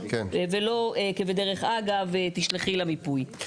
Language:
Hebrew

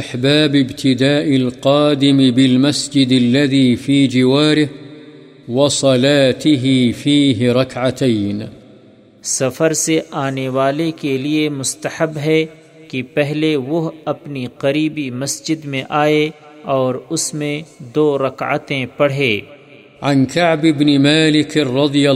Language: Urdu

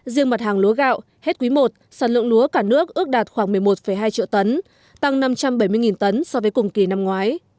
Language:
Vietnamese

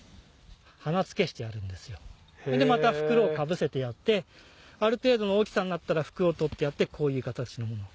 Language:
Japanese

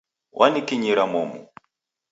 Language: Taita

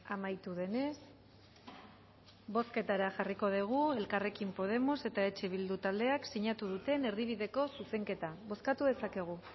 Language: Basque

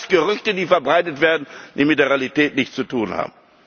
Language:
German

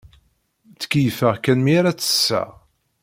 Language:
Kabyle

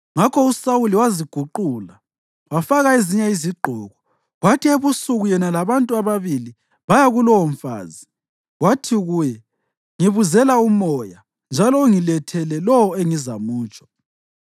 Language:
North Ndebele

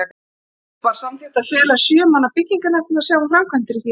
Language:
Icelandic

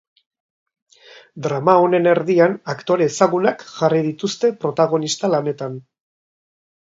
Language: Basque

